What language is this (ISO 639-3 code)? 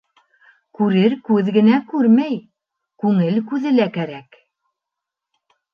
bak